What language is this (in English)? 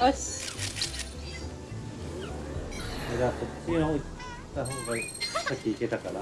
Japanese